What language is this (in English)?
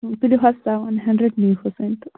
Kashmiri